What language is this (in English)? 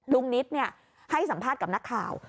Thai